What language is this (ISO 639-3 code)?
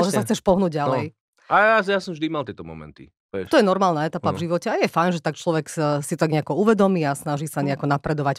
slk